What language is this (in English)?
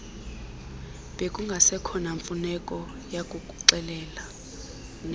Xhosa